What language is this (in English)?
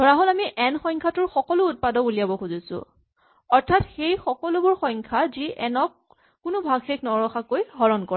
Assamese